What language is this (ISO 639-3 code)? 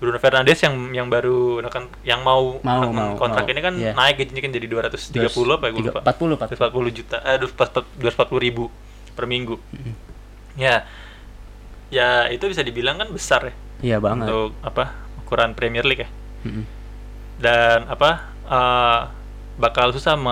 ind